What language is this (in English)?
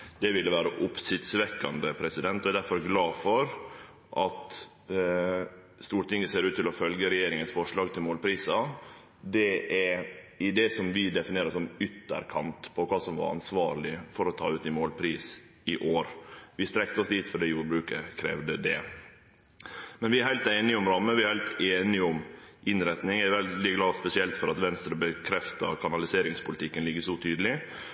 Norwegian Nynorsk